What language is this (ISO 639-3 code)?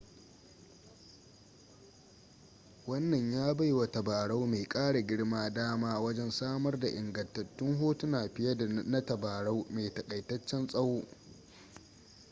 hau